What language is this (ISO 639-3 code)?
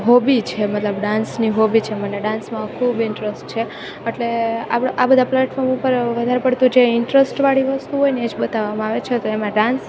guj